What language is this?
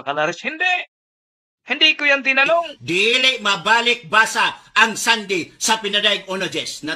Filipino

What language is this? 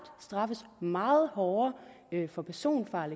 Danish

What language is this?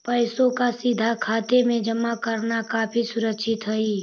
Magahi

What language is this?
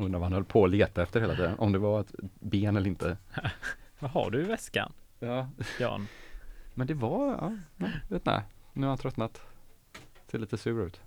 Swedish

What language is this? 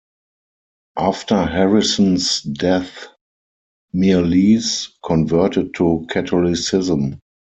English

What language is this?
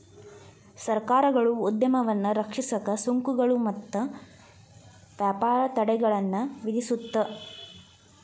Kannada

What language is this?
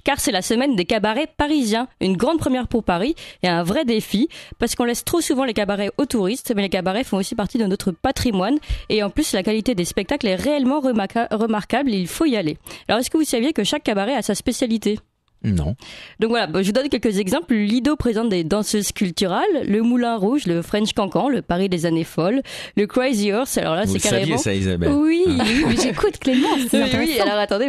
French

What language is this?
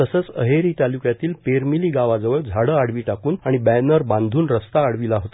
Marathi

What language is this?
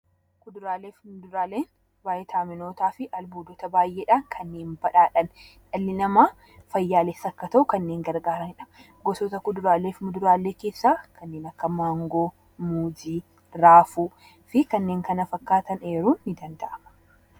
Oromo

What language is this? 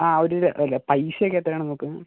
Malayalam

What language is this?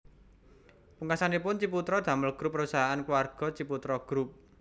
Javanese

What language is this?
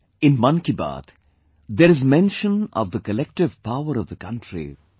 English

